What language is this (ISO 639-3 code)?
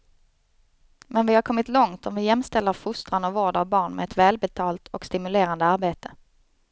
swe